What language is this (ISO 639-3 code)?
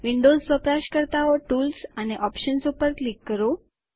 guj